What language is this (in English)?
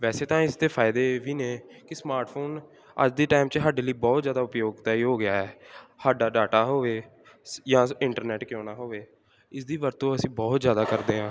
Punjabi